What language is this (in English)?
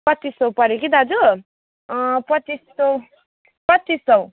Nepali